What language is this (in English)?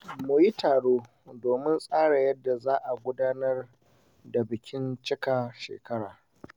Hausa